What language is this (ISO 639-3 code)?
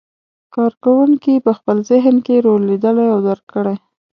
pus